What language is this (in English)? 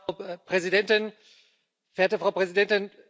German